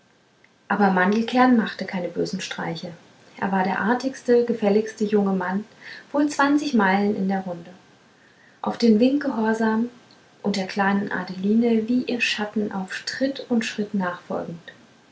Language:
German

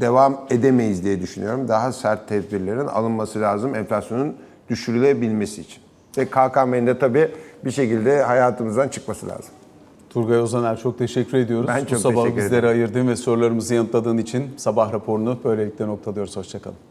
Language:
Turkish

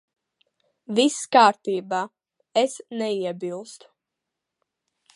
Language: Latvian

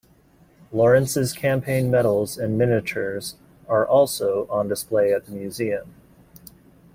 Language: English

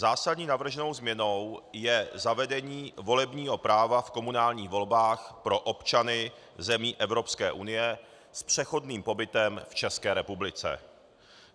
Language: Czech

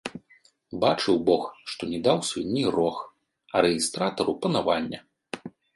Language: Belarusian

